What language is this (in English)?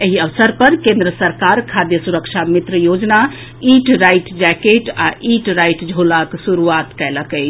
Maithili